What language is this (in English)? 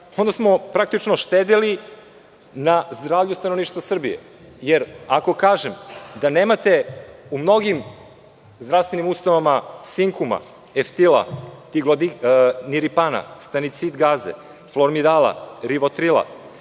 Serbian